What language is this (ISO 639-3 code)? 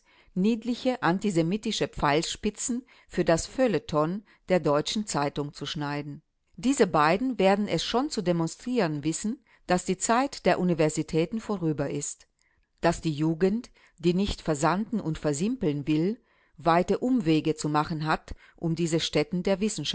deu